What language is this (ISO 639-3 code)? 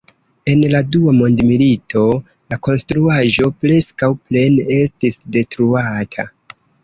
epo